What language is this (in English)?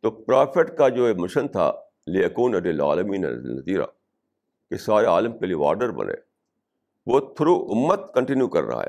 Urdu